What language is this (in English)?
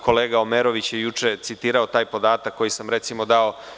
Serbian